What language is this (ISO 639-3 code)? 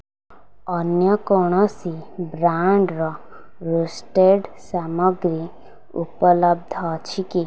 ori